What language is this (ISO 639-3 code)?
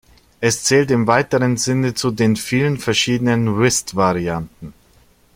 deu